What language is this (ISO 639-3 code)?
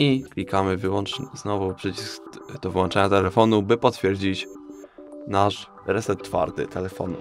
pol